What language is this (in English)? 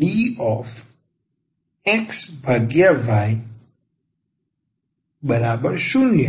Gujarati